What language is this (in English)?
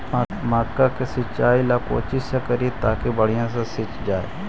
Magahi